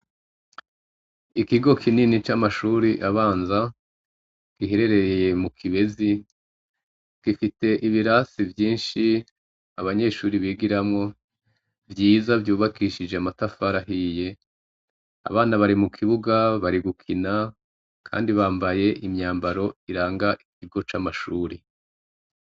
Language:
Rundi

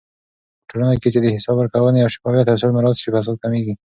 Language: Pashto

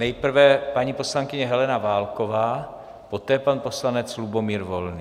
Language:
Czech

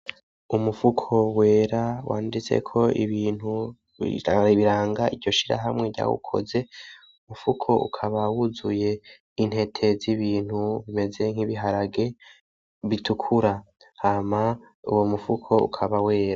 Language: Rundi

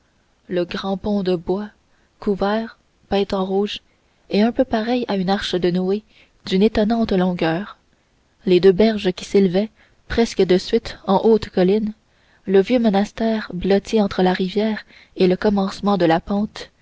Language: French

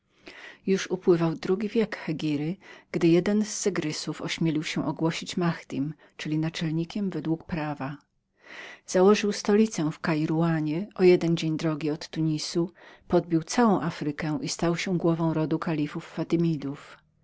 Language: Polish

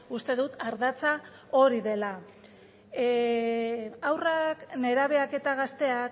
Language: Basque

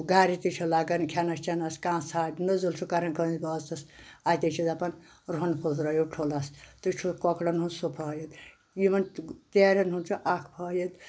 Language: Kashmiri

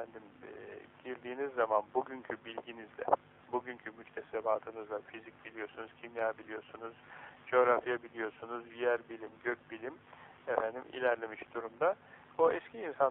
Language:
Turkish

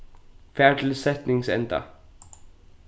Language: Faroese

